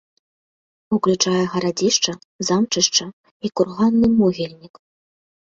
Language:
Belarusian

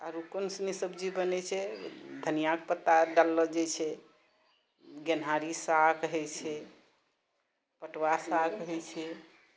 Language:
Maithili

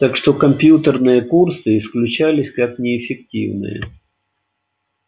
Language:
Russian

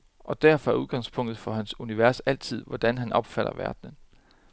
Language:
Danish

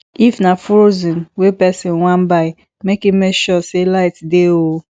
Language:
Nigerian Pidgin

